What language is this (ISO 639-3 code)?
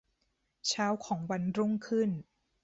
tha